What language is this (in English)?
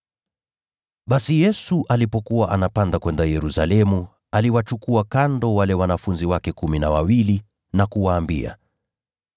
Swahili